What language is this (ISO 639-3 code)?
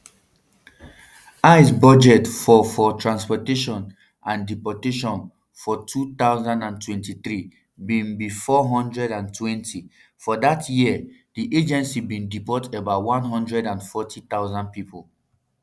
pcm